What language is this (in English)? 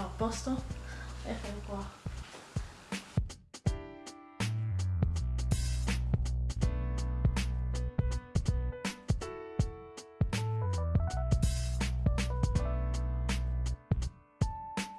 Italian